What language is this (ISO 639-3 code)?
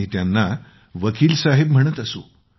mar